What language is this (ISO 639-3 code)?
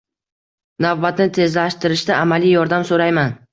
uzb